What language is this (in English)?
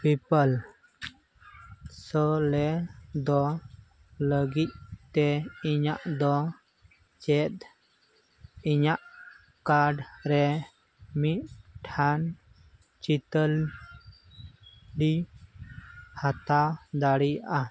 Santali